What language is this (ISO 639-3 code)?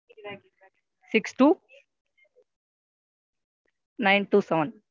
tam